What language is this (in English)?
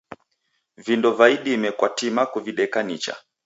Taita